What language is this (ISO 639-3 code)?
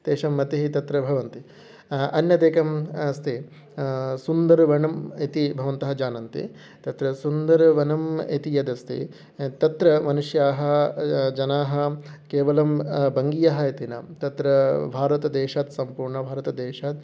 san